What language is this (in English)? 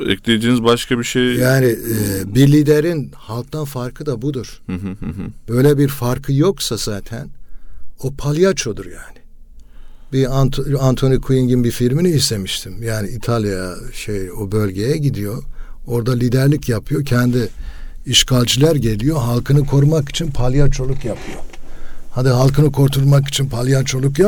Turkish